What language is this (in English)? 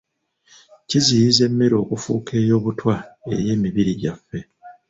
Ganda